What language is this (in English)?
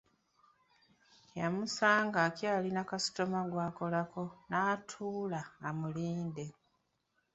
Ganda